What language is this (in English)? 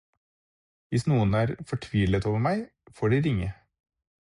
Norwegian Bokmål